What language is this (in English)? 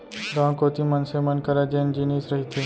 Chhattisgarhi